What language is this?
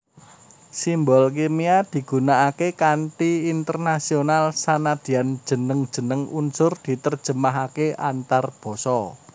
Javanese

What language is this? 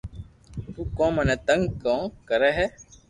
Loarki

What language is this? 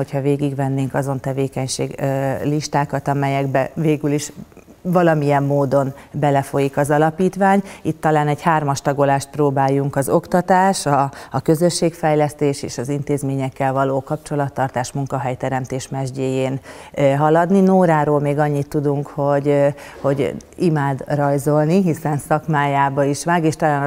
Hungarian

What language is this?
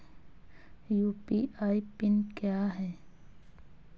Hindi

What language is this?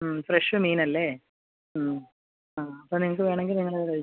Malayalam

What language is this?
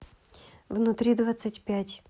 Russian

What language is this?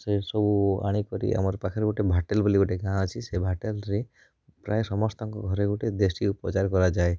Odia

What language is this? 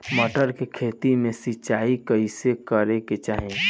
Bhojpuri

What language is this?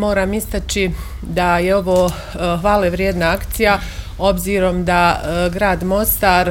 Croatian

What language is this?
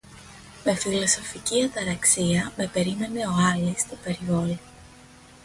Greek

